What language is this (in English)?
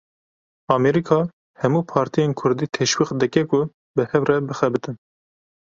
Kurdish